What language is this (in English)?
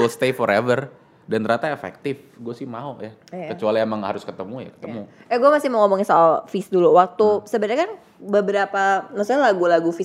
Indonesian